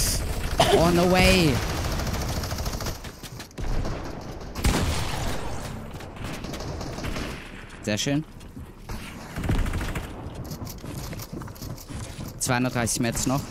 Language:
German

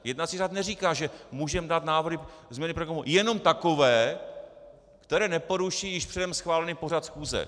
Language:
Czech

